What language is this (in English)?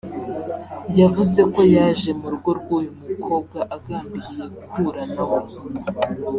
Kinyarwanda